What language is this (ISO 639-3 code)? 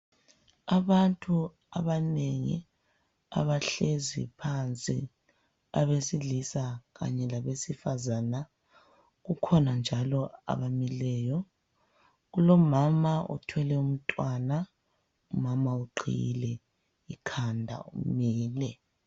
nde